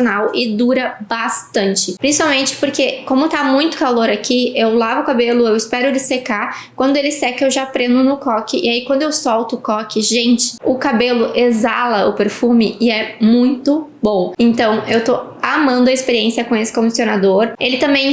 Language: Portuguese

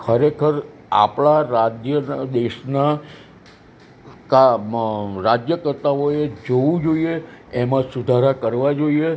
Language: Gujarati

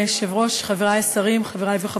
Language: Hebrew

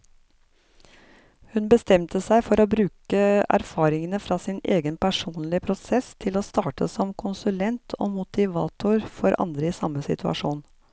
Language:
Norwegian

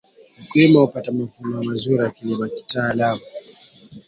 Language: Swahili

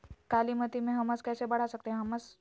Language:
Magahi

